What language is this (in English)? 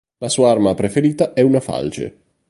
Italian